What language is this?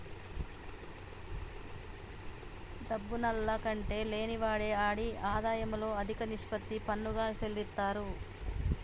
Telugu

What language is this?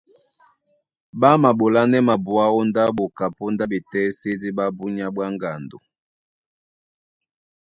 Duala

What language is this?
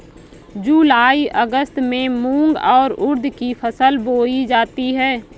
Hindi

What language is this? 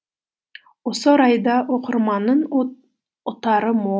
Kazakh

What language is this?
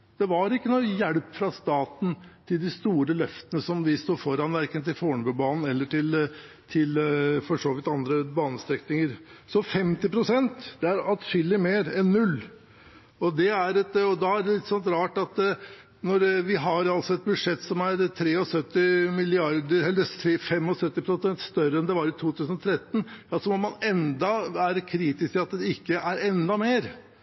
Norwegian Nynorsk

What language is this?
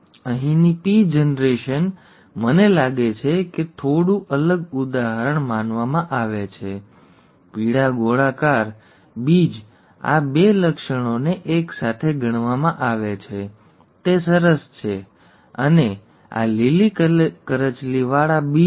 Gujarati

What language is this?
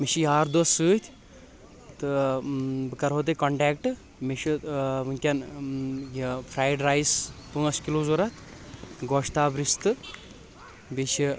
Kashmiri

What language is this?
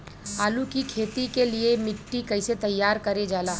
Bhojpuri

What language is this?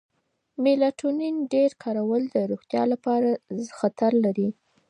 Pashto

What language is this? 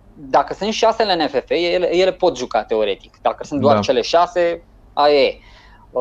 Romanian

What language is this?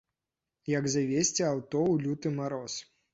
Belarusian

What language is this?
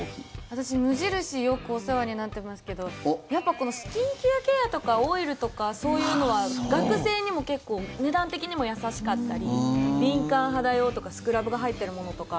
Japanese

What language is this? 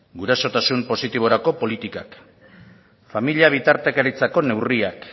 Basque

